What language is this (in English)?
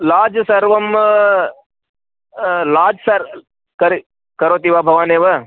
Sanskrit